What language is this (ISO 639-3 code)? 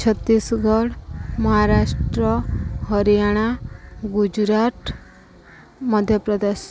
ori